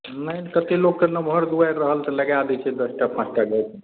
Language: Maithili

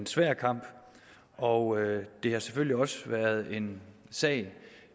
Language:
Danish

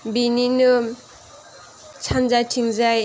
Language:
Bodo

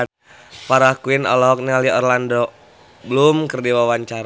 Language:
Sundanese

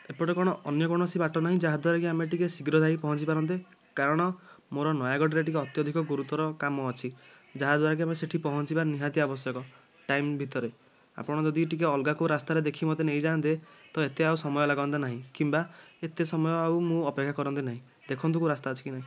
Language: Odia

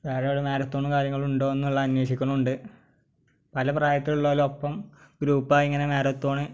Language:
Malayalam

